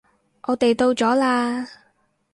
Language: Cantonese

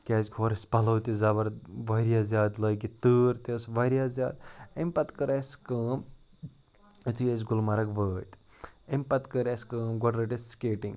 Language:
Kashmiri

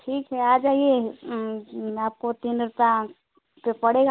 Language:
Hindi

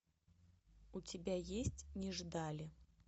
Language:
Russian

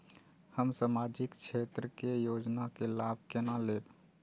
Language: Maithili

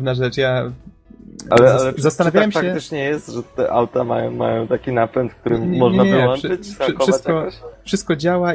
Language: Polish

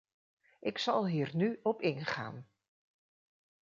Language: Dutch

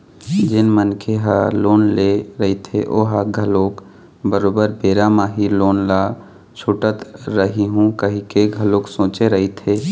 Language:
Chhattisgarhi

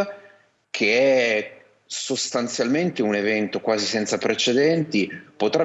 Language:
Italian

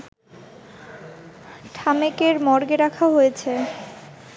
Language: Bangla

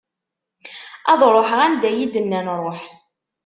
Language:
Kabyle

